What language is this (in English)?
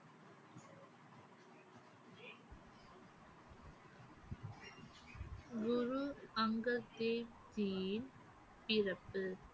Tamil